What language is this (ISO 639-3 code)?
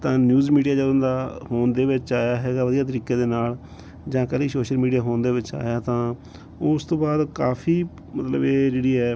pan